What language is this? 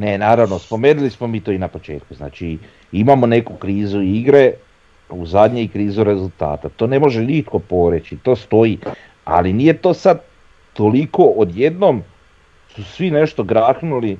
Croatian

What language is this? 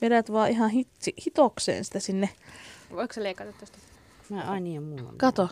Finnish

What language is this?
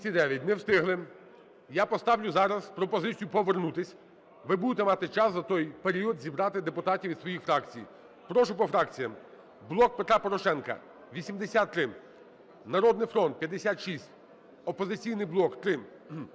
Ukrainian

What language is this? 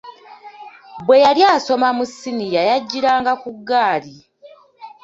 Ganda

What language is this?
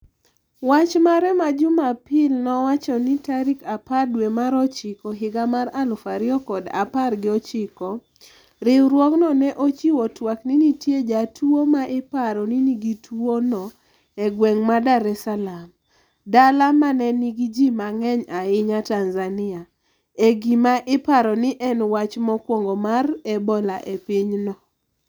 Luo (Kenya and Tanzania)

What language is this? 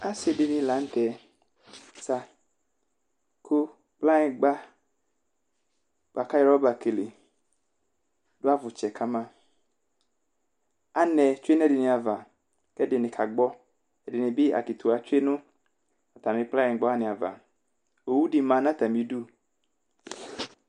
Ikposo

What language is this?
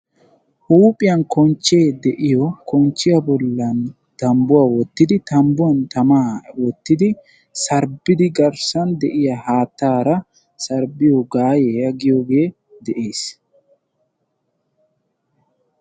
Wolaytta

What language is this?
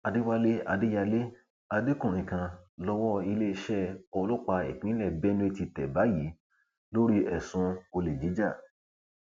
Yoruba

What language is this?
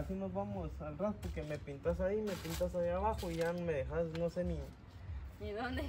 Spanish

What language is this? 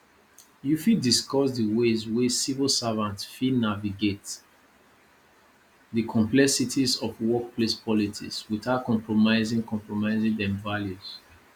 Nigerian Pidgin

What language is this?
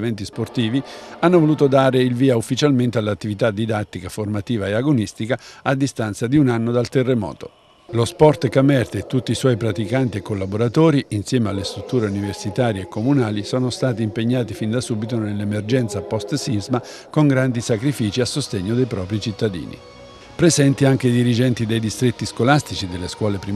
Italian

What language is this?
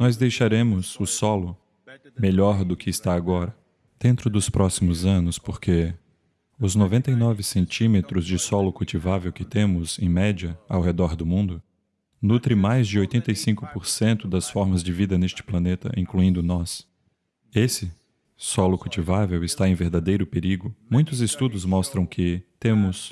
Portuguese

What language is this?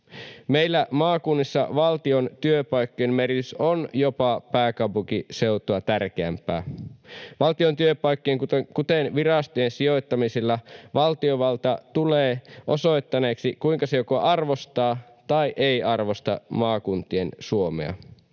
Finnish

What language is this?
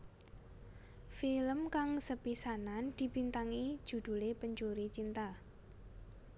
Javanese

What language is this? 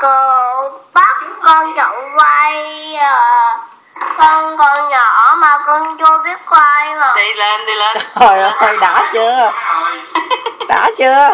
Vietnamese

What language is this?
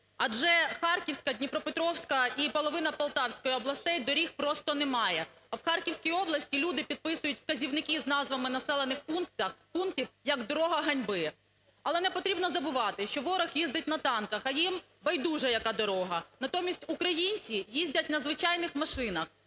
Ukrainian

